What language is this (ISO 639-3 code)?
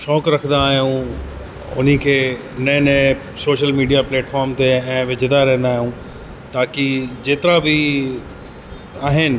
snd